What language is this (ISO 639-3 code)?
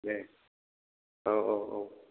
brx